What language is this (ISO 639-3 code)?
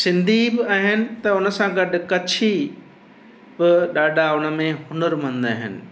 snd